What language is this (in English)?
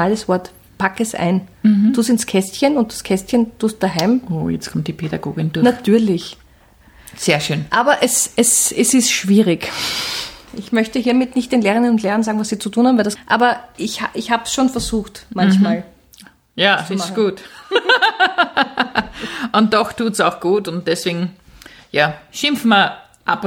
German